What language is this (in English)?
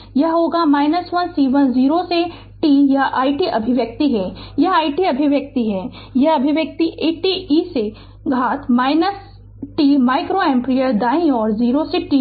Hindi